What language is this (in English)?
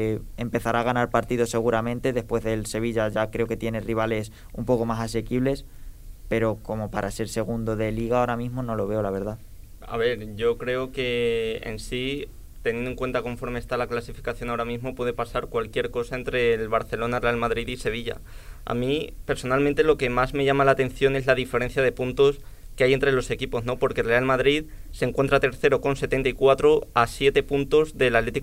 Spanish